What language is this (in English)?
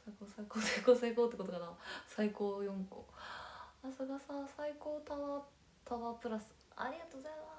Japanese